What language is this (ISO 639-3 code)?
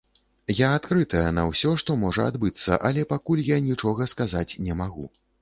bel